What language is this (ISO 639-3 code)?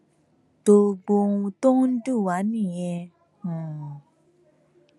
yor